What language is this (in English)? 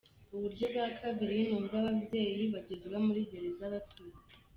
Kinyarwanda